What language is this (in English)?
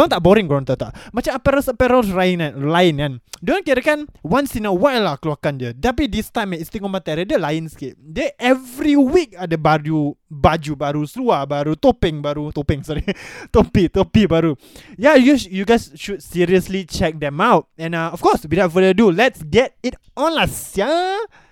Malay